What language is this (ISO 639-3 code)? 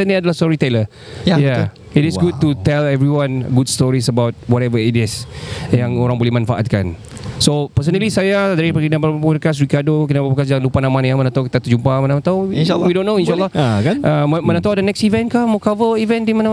msa